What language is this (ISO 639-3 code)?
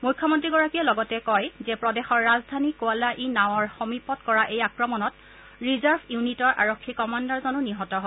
asm